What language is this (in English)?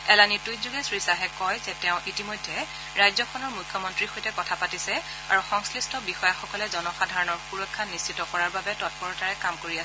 Assamese